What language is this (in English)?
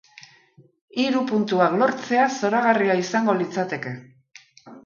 Basque